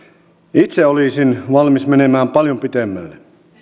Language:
Finnish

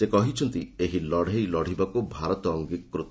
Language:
Odia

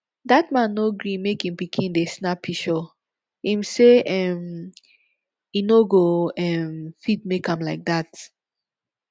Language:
Nigerian Pidgin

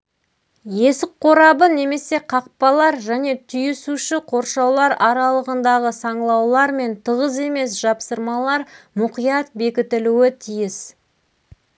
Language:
Kazakh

